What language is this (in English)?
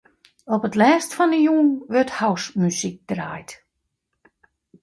Western Frisian